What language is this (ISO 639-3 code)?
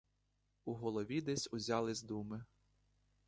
ukr